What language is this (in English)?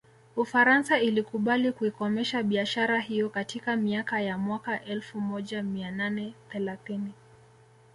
Swahili